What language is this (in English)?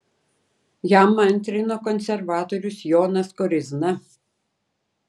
Lithuanian